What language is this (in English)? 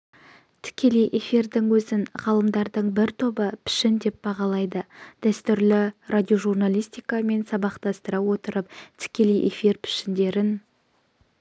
Kazakh